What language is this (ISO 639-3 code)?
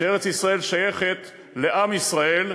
heb